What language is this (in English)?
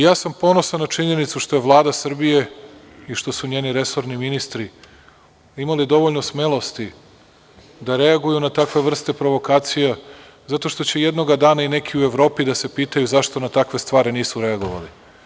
Serbian